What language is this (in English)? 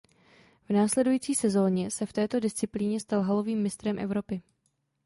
Czech